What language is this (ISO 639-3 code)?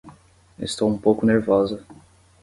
por